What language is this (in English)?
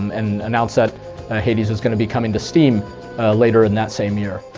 English